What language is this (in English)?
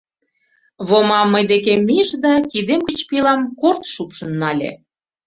Mari